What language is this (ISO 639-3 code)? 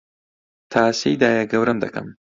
ckb